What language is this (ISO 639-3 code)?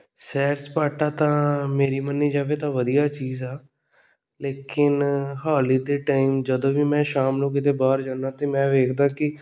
pan